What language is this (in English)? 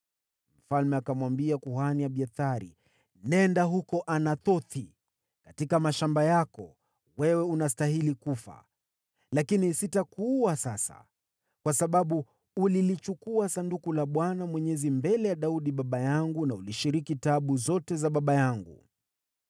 Swahili